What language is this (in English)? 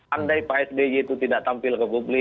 Indonesian